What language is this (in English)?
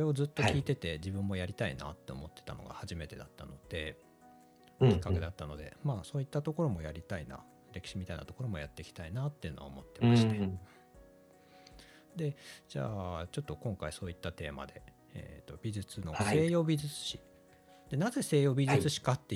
Japanese